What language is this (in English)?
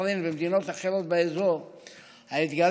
Hebrew